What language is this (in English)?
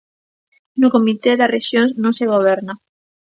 Galician